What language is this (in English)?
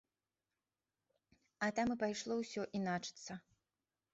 Belarusian